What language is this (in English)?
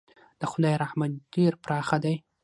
Pashto